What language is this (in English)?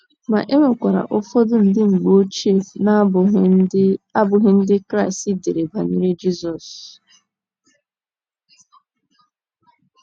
Igbo